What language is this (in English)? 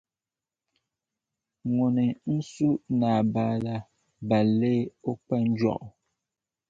Dagbani